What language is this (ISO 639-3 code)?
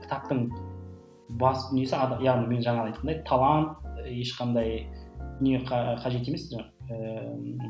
kaz